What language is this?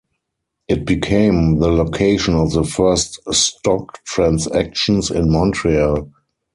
English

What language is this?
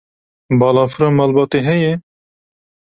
Kurdish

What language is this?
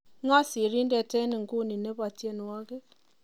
Kalenjin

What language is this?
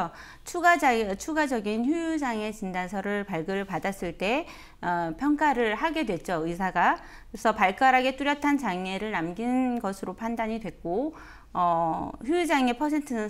Korean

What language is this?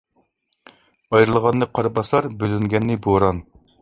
Uyghur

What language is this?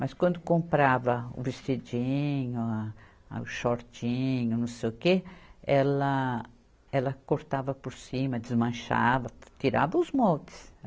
Portuguese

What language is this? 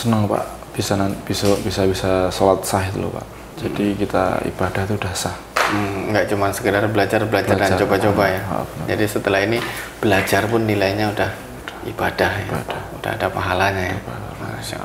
Indonesian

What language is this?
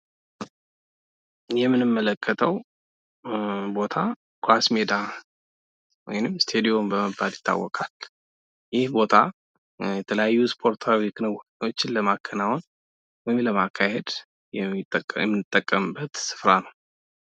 Amharic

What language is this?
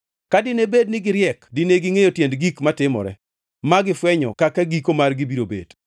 Luo (Kenya and Tanzania)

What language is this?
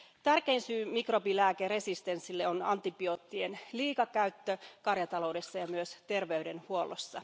Finnish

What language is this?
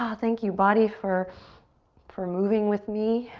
English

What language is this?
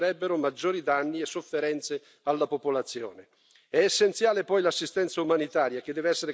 Italian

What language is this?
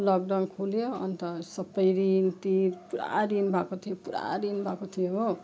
Nepali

